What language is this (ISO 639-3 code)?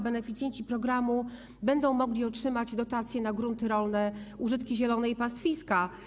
pol